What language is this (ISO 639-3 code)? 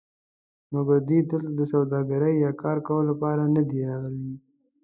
pus